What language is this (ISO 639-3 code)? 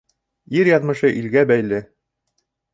bak